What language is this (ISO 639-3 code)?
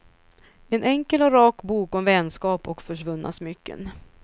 swe